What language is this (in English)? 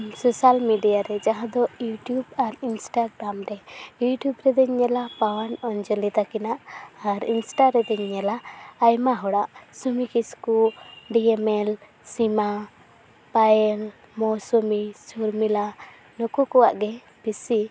Santali